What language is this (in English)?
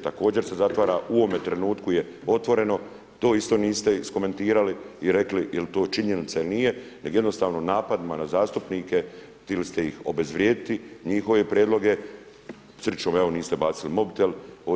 Croatian